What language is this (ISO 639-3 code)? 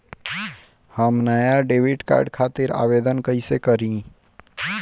bho